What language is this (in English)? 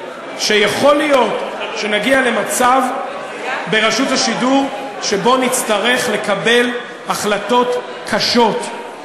Hebrew